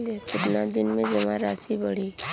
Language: Bhojpuri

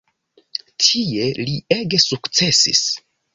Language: Esperanto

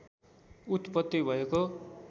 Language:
Nepali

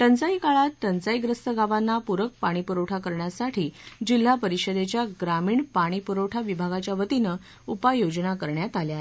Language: Marathi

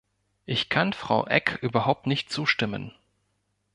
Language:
German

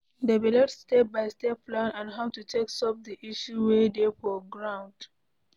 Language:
Nigerian Pidgin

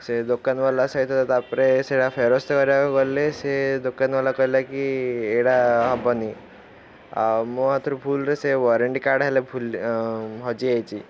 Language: Odia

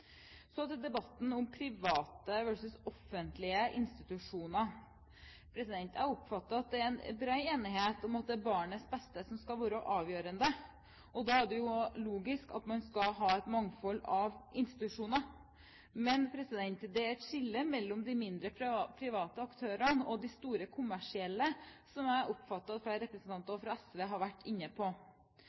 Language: Norwegian Bokmål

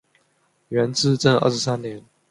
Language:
Chinese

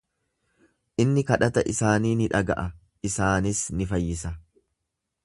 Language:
Oromo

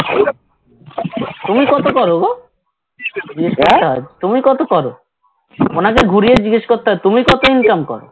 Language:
Bangla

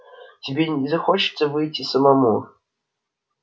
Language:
Russian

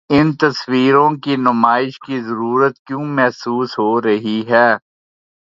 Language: Urdu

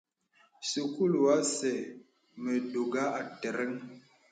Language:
Bebele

